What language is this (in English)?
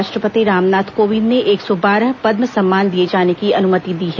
Hindi